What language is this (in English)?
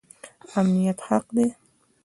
Pashto